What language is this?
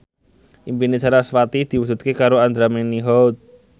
Javanese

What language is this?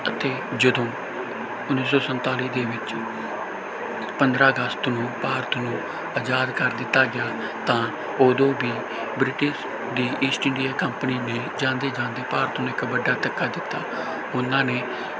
Punjabi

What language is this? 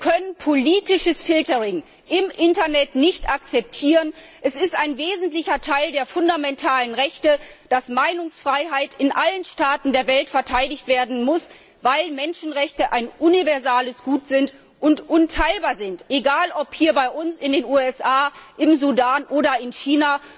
German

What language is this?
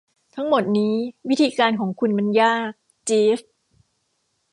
Thai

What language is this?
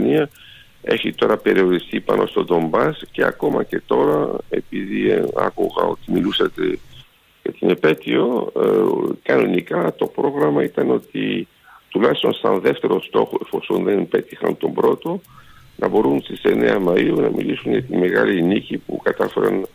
Greek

